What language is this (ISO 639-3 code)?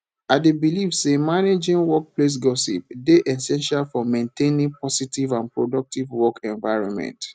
pcm